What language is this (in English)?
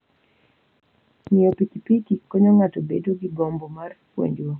Luo (Kenya and Tanzania)